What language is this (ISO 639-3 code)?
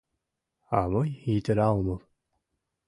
chm